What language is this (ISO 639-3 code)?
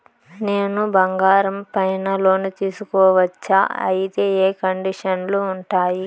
tel